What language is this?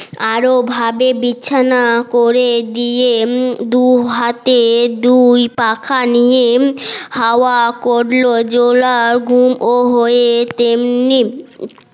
Bangla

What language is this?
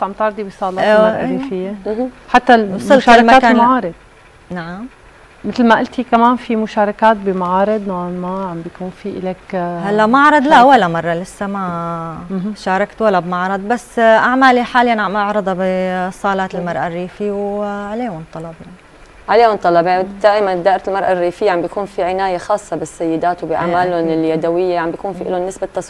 Arabic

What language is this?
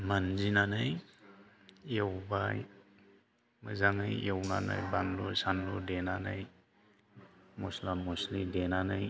Bodo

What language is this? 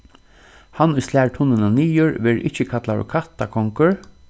Faroese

